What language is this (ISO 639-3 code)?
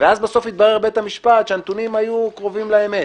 heb